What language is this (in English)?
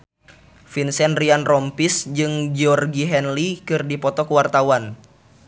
Sundanese